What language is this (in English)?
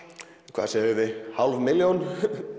Icelandic